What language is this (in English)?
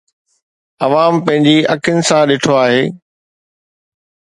Sindhi